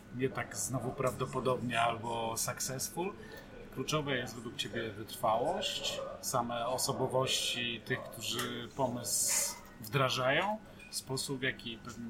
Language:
Polish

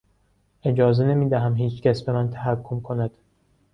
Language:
Persian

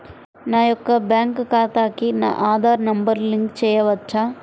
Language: Telugu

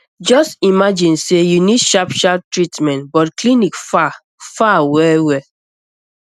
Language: Nigerian Pidgin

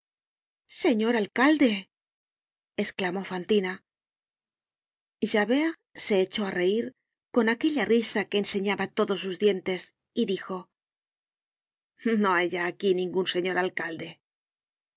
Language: Spanish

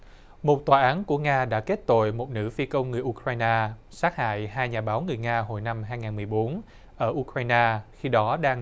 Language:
Vietnamese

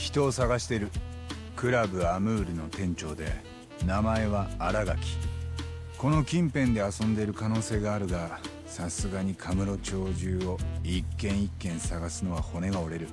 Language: Japanese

